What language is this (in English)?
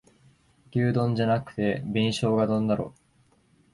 Japanese